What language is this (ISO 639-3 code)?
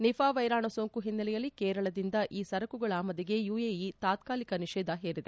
kan